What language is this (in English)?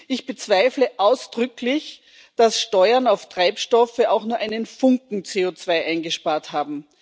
German